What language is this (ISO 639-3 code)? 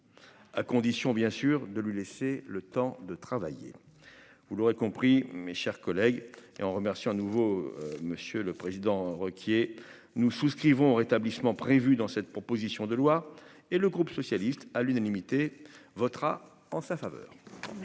fra